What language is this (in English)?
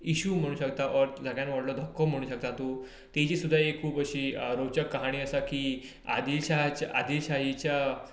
Konkani